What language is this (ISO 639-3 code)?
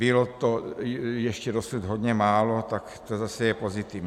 ces